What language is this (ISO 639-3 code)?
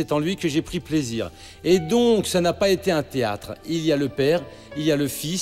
fra